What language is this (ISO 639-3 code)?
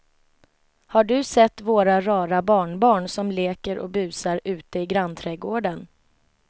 swe